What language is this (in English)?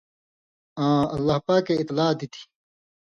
Indus Kohistani